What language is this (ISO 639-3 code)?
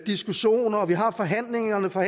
dan